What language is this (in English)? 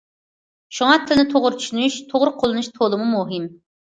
Uyghur